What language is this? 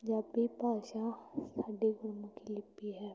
Punjabi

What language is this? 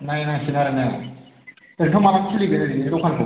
Bodo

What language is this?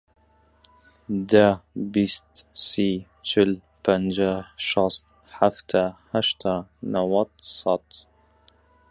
Central Kurdish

